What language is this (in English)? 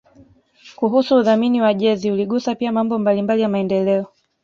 Swahili